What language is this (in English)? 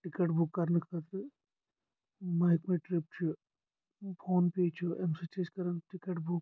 Kashmiri